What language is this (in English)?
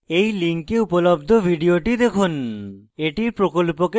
Bangla